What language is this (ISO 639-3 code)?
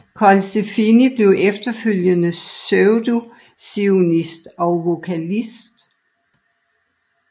dan